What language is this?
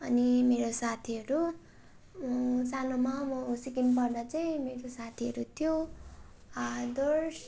Nepali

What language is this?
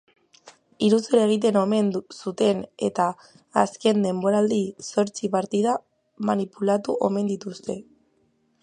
Basque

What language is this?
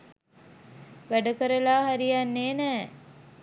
Sinhala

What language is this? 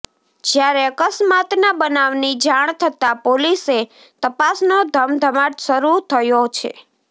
Gujarati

